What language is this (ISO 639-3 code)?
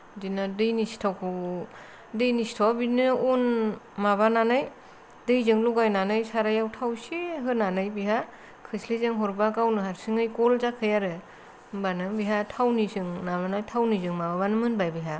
brx